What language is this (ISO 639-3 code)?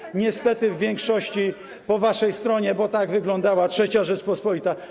pol